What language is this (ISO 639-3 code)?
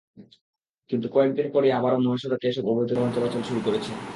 ben